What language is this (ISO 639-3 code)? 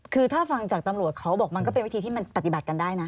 tha